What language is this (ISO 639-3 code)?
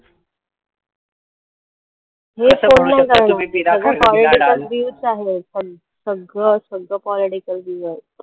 mar